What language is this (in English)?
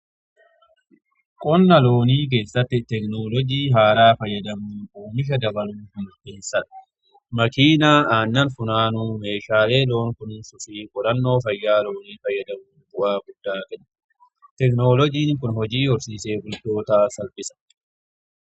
Oromo